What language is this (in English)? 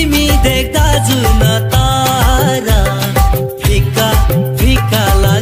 Romanian